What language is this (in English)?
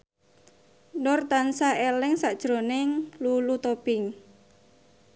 Javanese